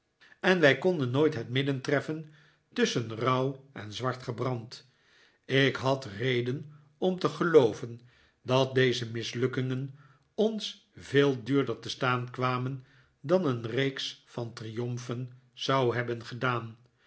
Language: Dutch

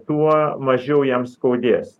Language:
Lithuanian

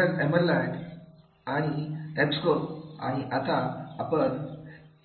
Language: Marathi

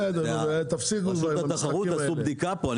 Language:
Hebrew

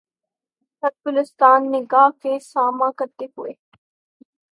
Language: Urdu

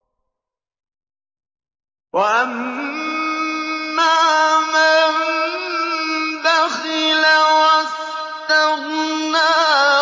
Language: Arabic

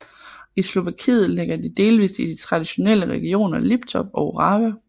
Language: Danish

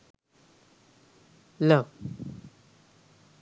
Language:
Sinhala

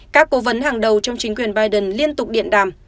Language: Vietnamese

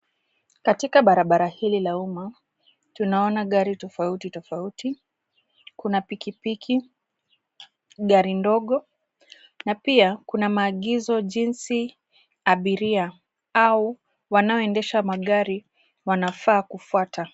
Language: Swahili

